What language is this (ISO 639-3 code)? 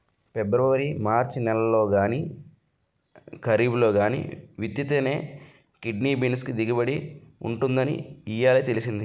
tel